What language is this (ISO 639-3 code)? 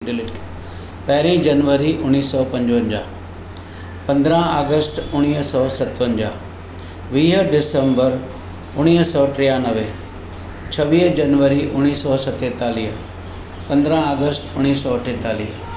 snd